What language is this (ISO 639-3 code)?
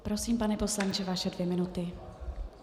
ces